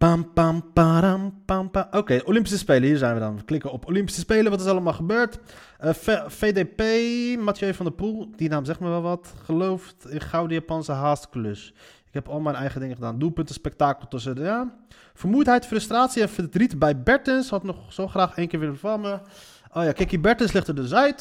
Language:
Dutch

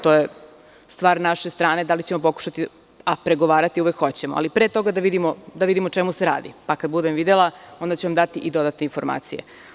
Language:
Serbian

